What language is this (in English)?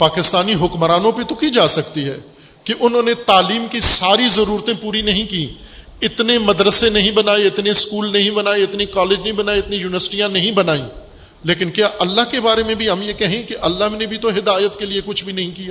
Urdu